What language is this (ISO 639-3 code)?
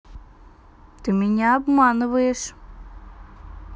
rus